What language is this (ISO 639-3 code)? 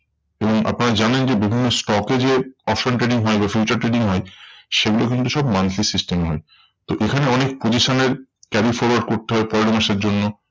ben